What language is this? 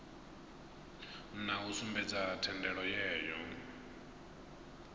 Venda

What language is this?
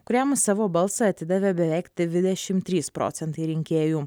Lithuanian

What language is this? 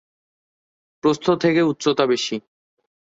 Bangla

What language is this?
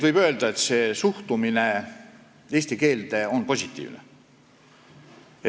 Estonian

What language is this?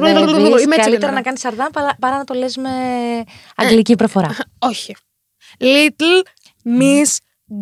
Greek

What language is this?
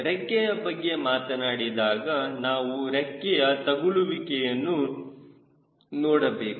Kannada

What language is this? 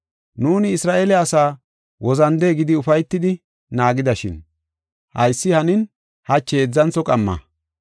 Gofa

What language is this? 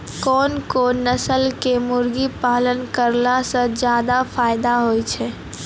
Maithili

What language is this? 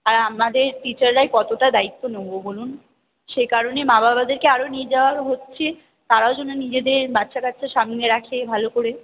Bangla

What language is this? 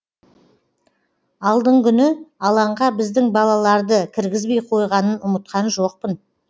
Kazakh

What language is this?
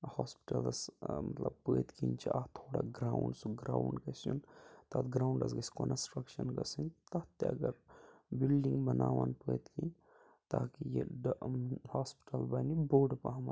Kashmiri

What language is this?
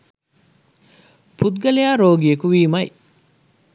Sinhala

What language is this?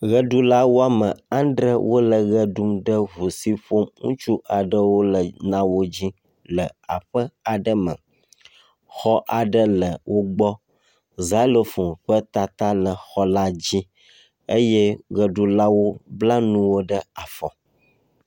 Ewe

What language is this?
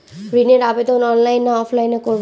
Bangla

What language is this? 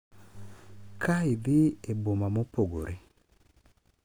Luo (Kenya and Tanzania)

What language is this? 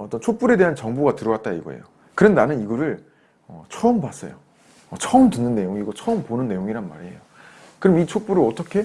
Korean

